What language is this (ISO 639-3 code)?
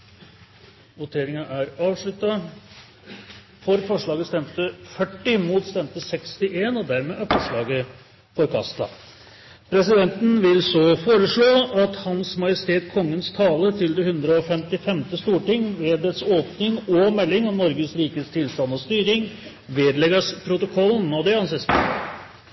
nob